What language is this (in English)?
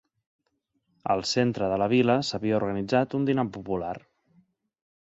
Catalan